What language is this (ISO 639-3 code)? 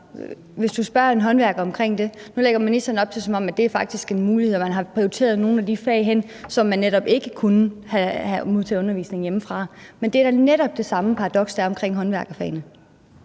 dan